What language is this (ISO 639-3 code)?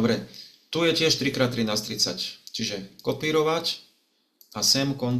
slk